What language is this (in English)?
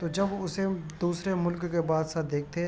Urdu